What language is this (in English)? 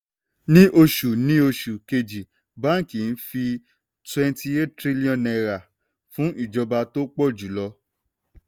Yoruba